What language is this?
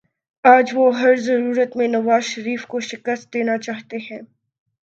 Urdu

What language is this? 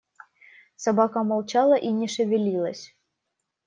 Russian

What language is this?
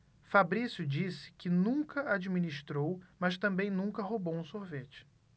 Portuguese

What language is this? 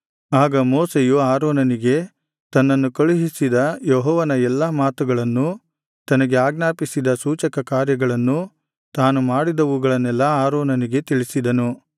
Kannada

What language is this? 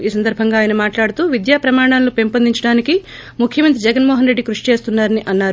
Telugu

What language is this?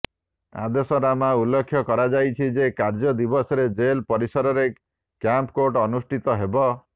Odia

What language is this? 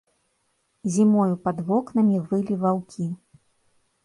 Belarusian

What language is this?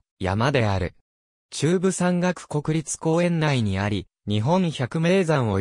Japanese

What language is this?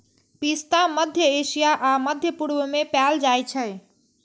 Maithili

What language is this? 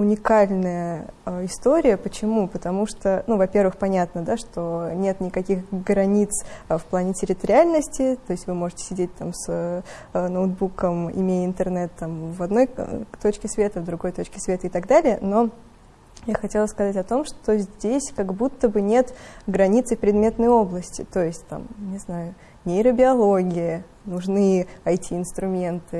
Russian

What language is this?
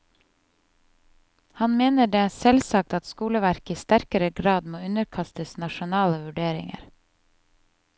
Norwegian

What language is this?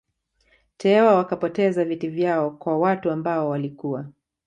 Swahili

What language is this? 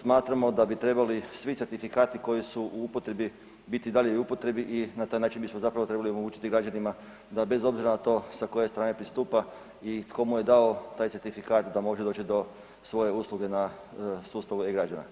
Croatian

